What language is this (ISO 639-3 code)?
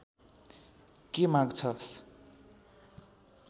nep